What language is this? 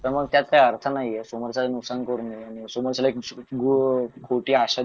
Marathi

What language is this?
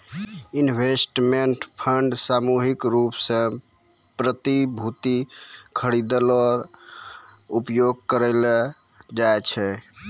Maithili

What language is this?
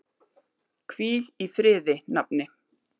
Icelandic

